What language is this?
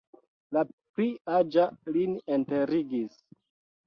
Esperanto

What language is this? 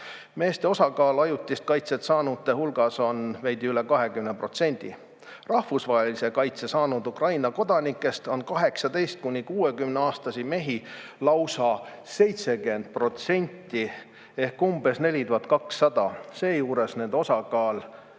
Estonian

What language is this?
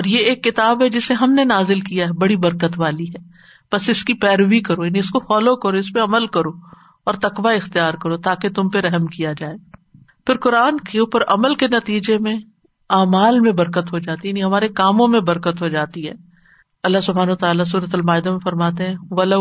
Urdu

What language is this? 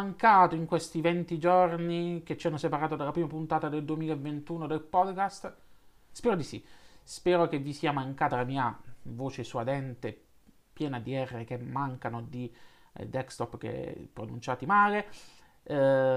Italian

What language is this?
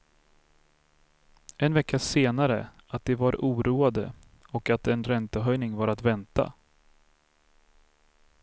Swedish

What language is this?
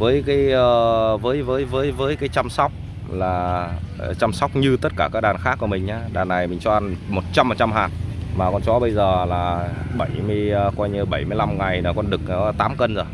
Vietnamese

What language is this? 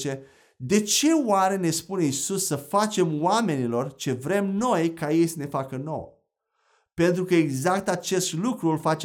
Romanian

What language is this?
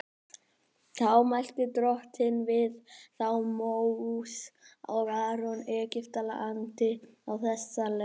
Icelandic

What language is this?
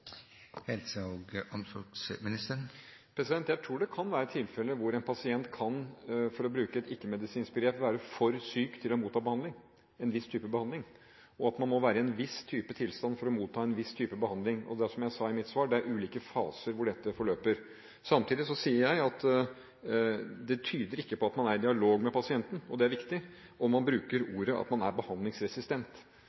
Norwegian Bokmål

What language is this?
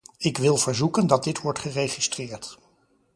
Dutch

